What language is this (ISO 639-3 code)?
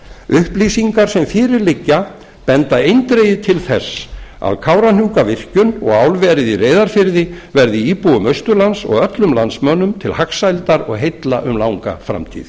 isl